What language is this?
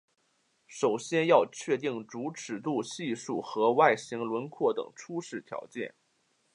Chinese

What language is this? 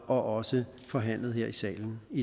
Danish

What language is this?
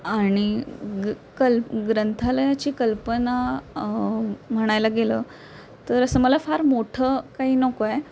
Marathi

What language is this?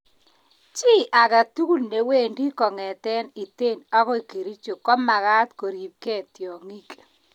Kalenjin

